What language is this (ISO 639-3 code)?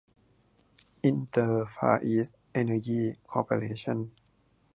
tha